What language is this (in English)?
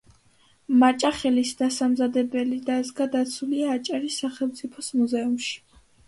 Georgian